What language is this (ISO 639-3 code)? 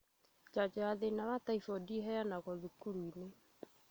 kik